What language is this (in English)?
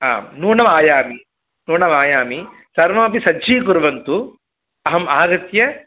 Sanskrit